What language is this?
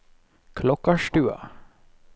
Norwegian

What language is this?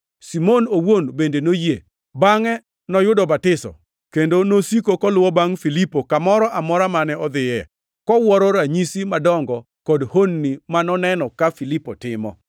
Luo (Kenya and Tanzania)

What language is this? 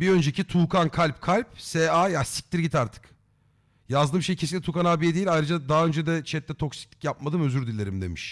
Turkish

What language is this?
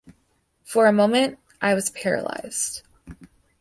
English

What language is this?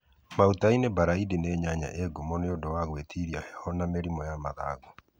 Kikuyu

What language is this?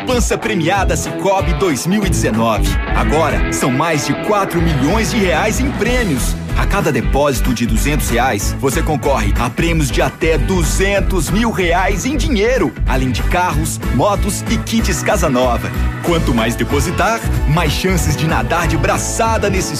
Portuguese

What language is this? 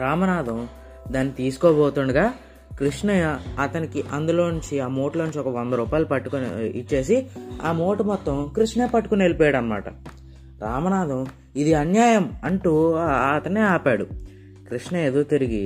Telugu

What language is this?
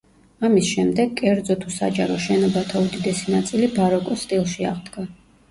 Georgian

